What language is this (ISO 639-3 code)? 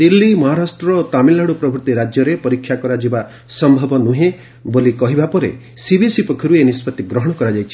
ori